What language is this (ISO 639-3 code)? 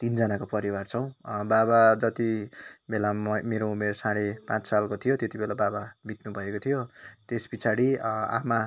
nep